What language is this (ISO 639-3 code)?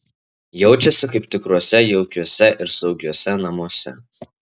lit